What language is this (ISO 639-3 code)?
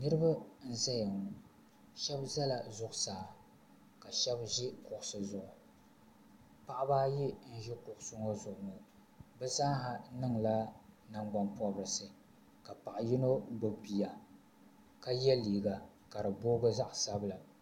dag